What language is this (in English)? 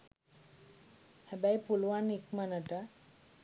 Sinhala